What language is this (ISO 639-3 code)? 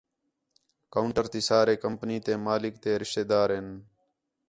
xhe